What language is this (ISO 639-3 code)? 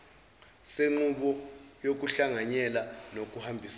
zul